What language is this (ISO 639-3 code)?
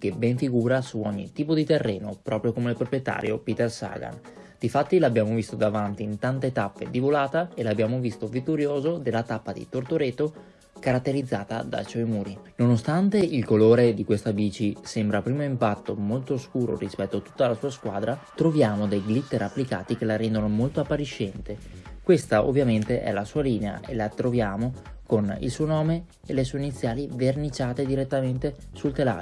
ita